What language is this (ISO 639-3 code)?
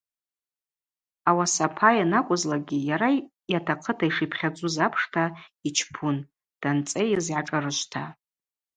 abq